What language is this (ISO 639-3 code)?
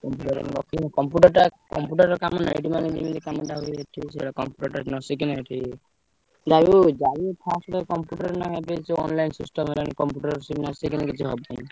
ori